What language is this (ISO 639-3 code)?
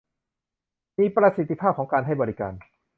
tha